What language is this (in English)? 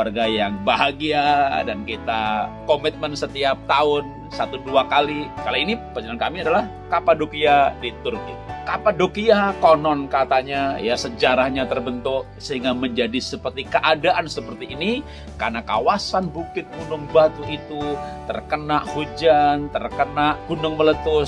Indonesian